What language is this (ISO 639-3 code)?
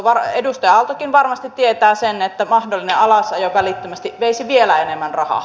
fin